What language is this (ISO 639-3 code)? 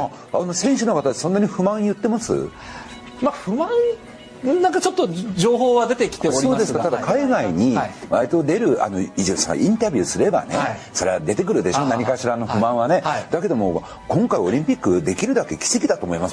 jpn